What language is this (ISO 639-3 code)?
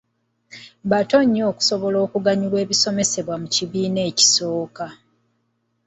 lug